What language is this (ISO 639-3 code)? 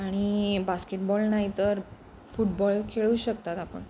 mar